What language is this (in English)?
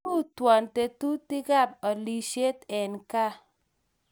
Kalenjin